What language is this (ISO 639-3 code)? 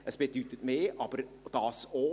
gsw